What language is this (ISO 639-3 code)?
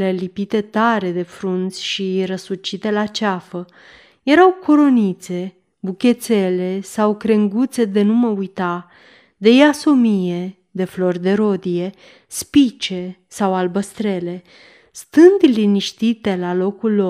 ron